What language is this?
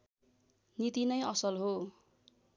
Nepali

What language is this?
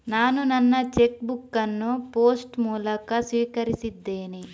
Kannada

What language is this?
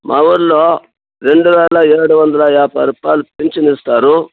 Telugu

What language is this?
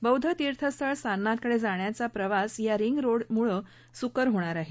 Marathi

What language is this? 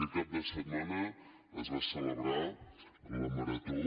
Catalan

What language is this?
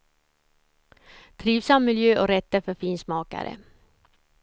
Swedish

